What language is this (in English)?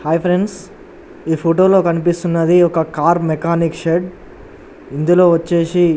Telugu